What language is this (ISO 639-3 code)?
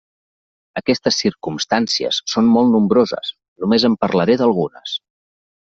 cat